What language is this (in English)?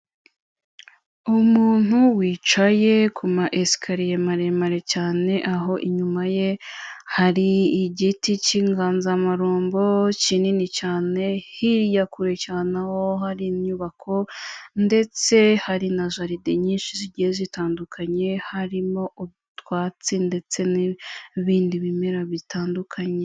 Kinyarwanda